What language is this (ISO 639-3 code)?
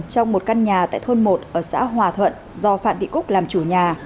vie